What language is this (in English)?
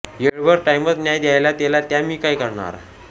Marathi